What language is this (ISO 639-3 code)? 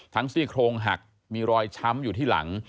tha